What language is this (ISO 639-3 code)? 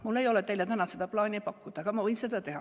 est